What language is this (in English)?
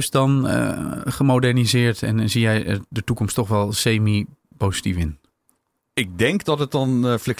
Dutch